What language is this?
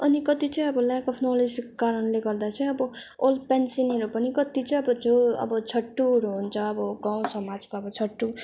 Nepali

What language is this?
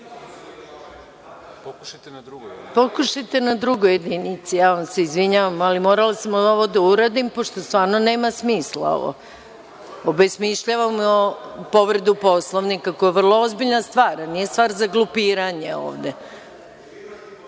Serbian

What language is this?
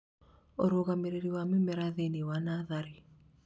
Kikuyu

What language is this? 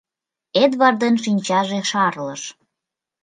Mari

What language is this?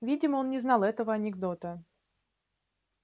Russian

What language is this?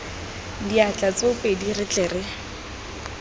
Tswana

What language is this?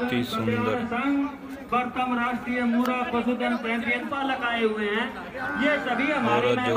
Hindi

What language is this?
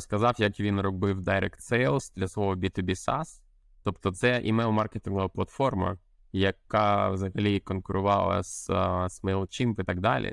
Ukrainian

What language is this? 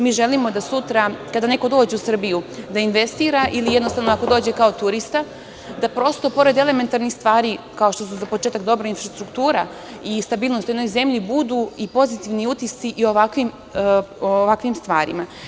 Serbian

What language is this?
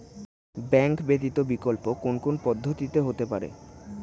Bangla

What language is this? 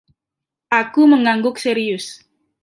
Indonesian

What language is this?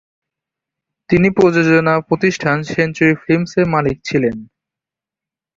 Bangla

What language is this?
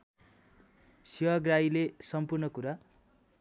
Nepali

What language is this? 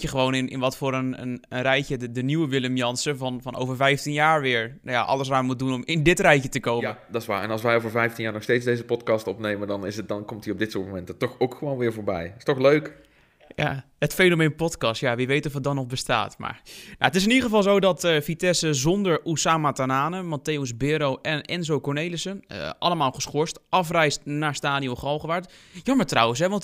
Dutch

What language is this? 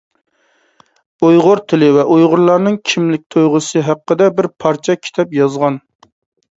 Uyghur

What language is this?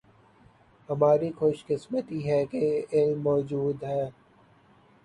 Urdu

